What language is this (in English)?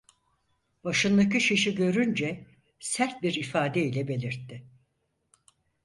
Turkish